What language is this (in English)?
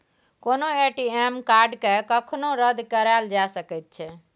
Maithili